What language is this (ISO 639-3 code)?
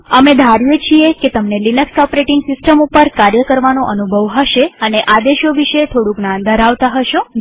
guj